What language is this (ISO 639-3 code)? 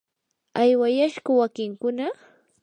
qur